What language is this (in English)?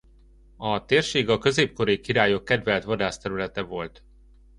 Hungarian